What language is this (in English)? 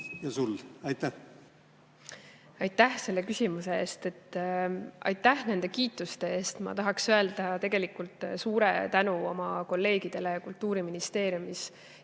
Estonian